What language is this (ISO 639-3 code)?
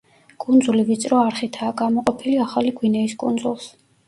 kat